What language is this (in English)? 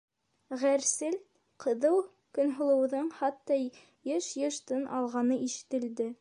Bashkir